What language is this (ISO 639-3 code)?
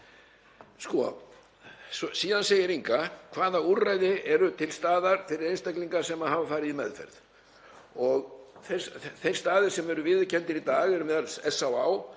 isl